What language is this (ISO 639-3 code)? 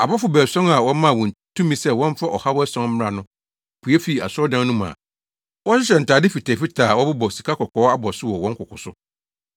aka